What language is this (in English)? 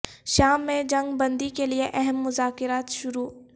Urdu